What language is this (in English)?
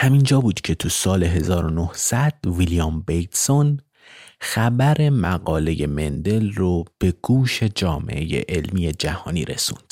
Persian